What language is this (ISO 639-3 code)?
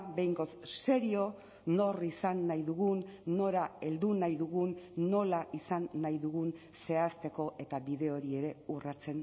eus